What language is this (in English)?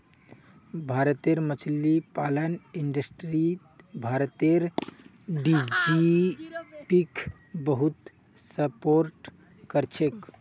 Magahi